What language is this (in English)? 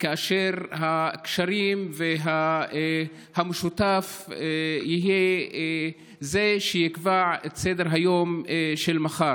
Hebrew